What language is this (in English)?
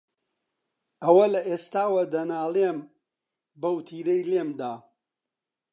Central Kurdish